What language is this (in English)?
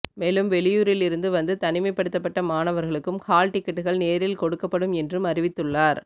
Tamil